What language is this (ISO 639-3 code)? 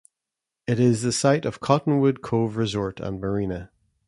eng